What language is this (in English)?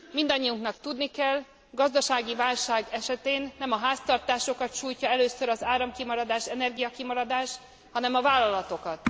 Hungarian